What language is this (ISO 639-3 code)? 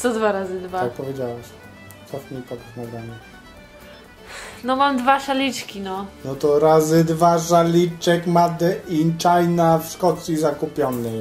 pol